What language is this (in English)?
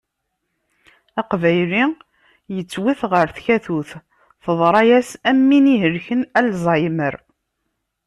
Kabyle